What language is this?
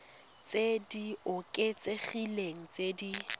Tswana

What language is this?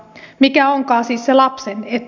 Finnish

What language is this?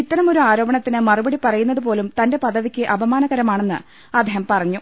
Malayalam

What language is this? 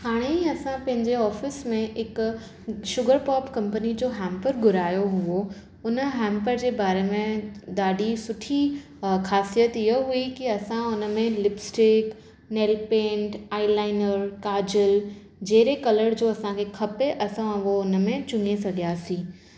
Sindhi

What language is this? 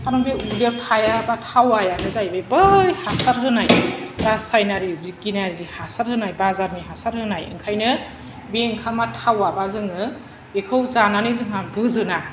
Bodo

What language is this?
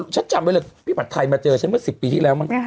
Thai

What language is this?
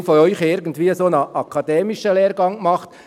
Swiss German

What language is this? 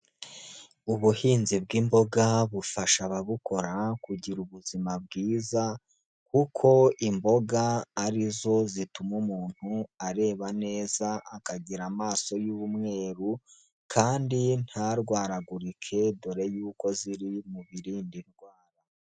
Kinyarwanda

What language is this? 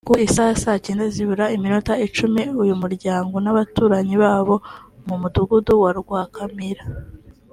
Kinyarwanda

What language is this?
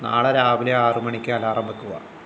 Malayalam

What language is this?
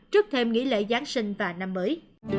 Vietnamese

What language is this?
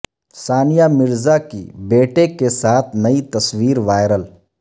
Urdu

